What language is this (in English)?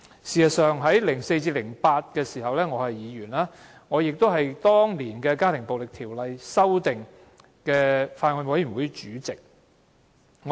Cantonese